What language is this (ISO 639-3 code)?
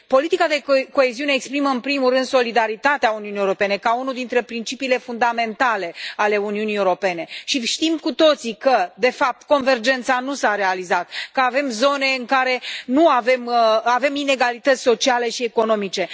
ron